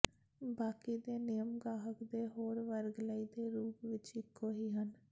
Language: Punjabi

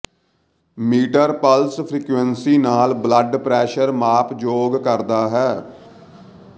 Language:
Punjabi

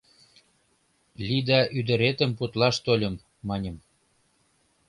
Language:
Mari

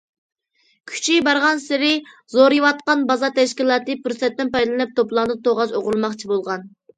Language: Uyghur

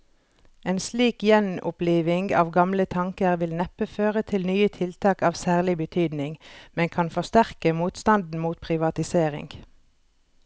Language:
Norwegian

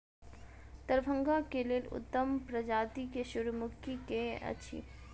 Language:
Maithili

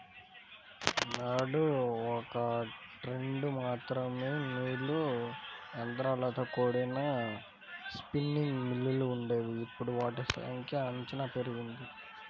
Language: Telugu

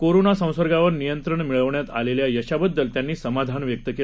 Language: Marathi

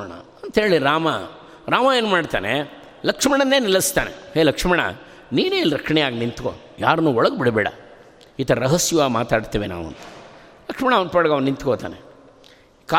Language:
Kannada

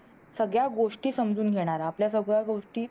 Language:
Marathi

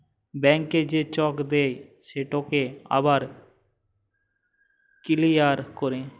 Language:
Bangla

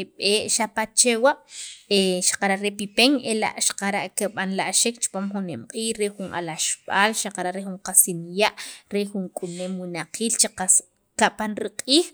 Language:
Sacapulteco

